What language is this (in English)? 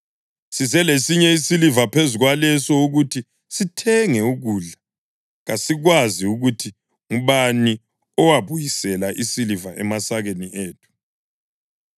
North Ndebele